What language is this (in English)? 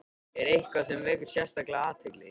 Icelandic